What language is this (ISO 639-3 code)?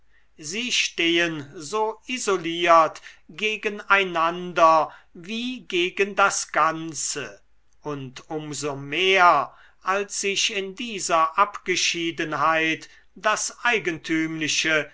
deu